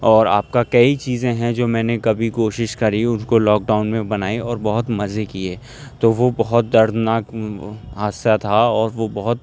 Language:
Urdu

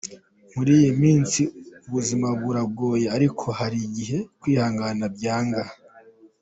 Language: Kinyarwanda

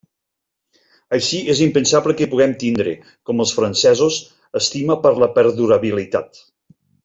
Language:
Catalan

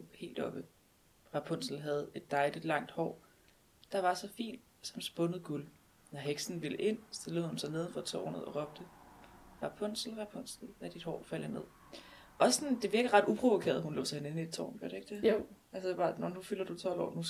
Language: Danish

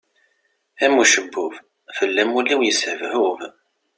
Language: Kabyle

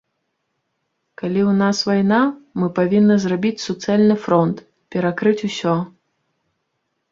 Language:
Belarusian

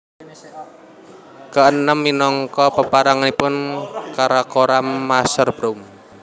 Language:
Javanese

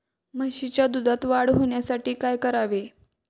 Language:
Marathi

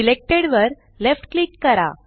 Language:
Marathi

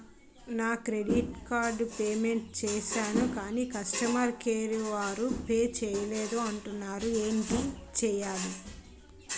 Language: Telugu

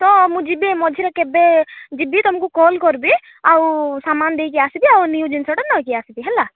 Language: Odia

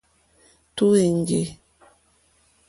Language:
Mokpwe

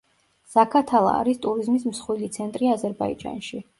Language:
Georgian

